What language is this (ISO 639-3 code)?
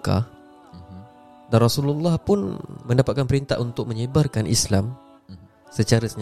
msa